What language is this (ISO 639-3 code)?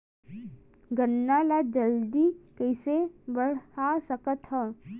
hne